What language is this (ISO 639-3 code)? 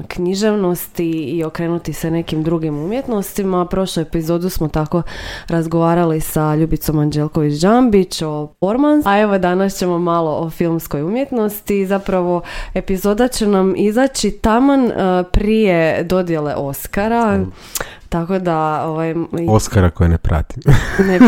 hrv